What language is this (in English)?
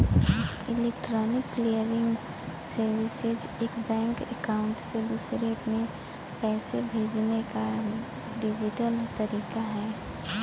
Bhojpuri